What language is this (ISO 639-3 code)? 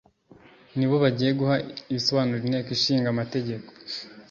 kin